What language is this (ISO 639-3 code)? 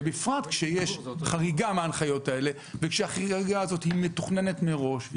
heb